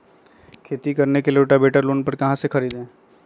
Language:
Magahi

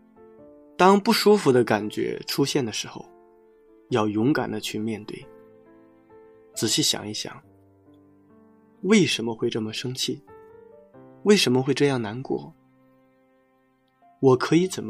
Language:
Chinese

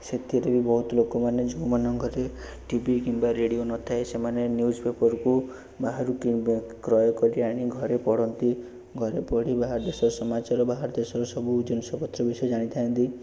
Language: Odia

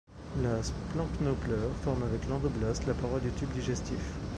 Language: French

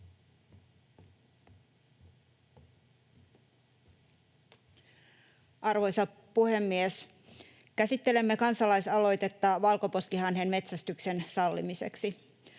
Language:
Finnish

